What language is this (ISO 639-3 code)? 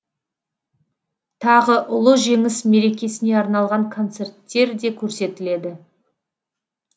kaz